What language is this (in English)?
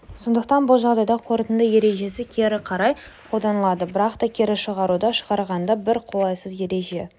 Kazakh